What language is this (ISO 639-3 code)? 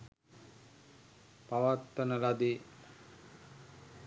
sin